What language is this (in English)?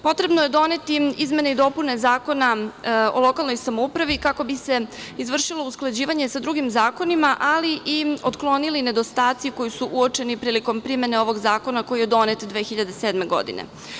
Serbian